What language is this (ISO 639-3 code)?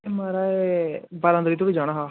doi